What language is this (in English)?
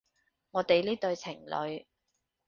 Cantonese